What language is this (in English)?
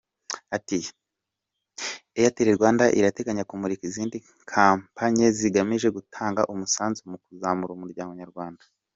Kinyarwanda